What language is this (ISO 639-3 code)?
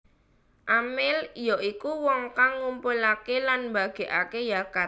jav